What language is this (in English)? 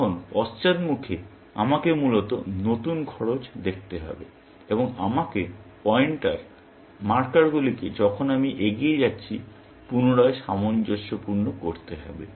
Bangla